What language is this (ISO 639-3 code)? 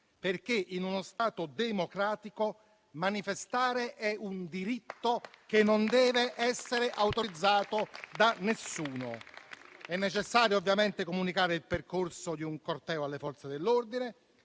ita